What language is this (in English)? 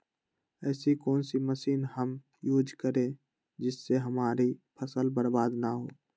Magahi